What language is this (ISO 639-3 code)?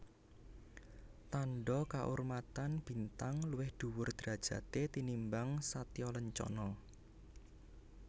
jav